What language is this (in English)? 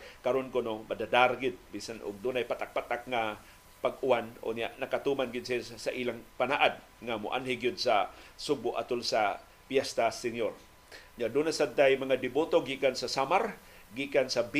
Filipino